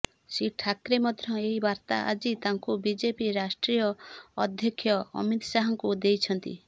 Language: Odia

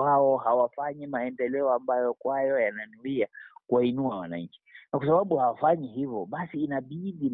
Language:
Swahili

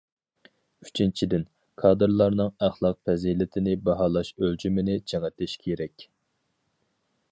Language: Uyghur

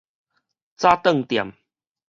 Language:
Min Nan Chinese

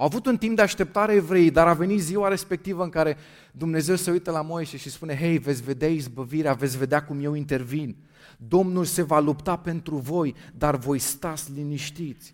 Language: Romanian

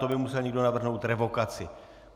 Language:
Czech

